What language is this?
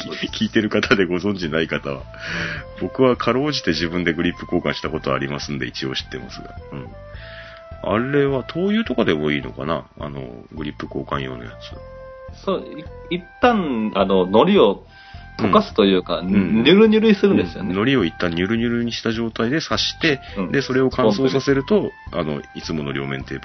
Japanese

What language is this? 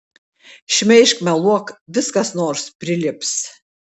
Lithuanian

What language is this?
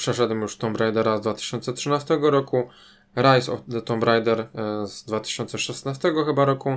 Polish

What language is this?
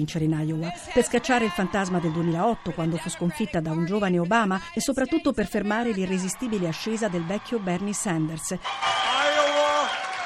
Italian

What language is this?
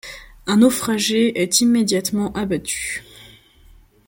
French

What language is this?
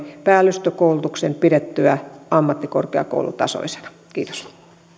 Finnish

